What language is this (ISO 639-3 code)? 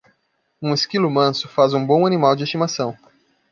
por